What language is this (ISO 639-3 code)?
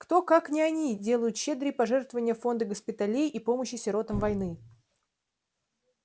rus